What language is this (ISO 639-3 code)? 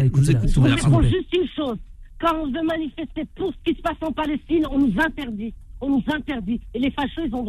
fra